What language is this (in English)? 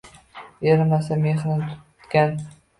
Uzbek